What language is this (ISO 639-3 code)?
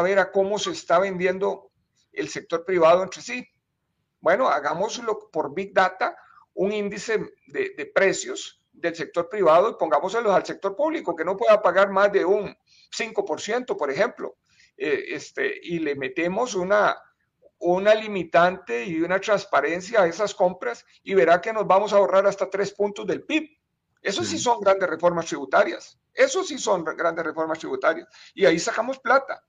spa